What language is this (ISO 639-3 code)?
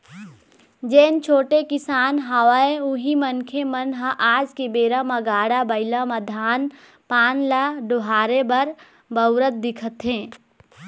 hne